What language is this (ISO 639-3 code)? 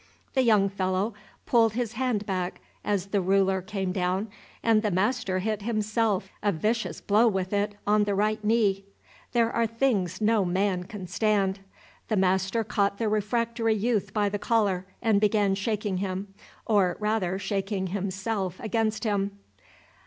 eng